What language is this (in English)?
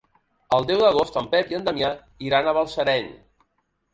Catalan